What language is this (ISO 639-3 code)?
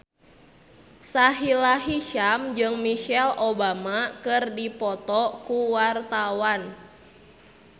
sun